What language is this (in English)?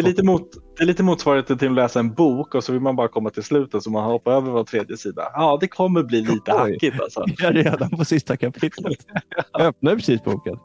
Swedish